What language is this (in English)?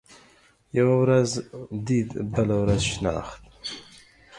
Pashto